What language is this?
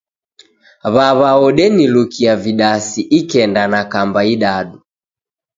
Taita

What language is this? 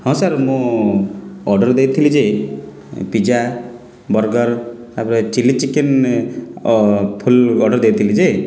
Odia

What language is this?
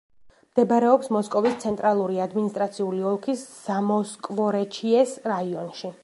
Georgian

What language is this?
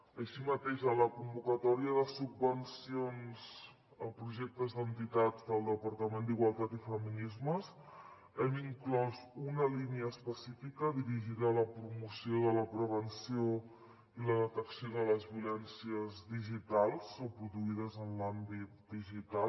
Catalan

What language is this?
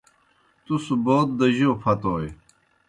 Kohistani Shina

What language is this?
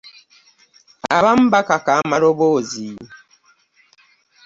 Ganda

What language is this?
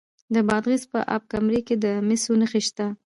Pashto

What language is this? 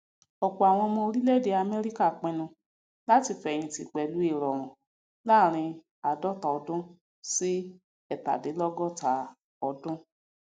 Yoruba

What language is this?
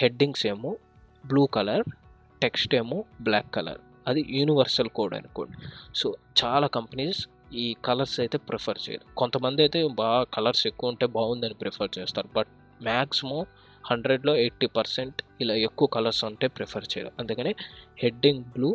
Telugu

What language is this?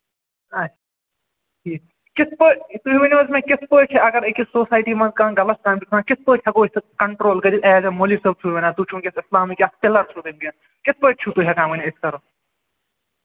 Kashmiri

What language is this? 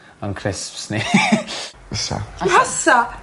Welsh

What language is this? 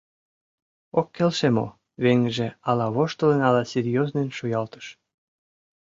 Mari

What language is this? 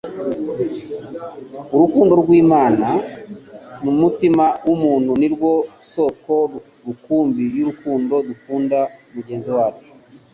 Kinyarwanda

